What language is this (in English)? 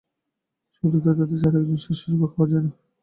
Bangla